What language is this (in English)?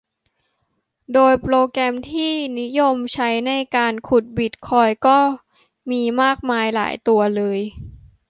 Thai